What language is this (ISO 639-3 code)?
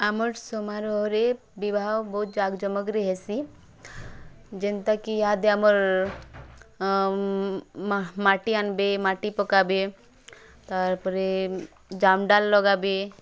ori